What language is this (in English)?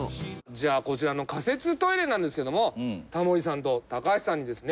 Japanese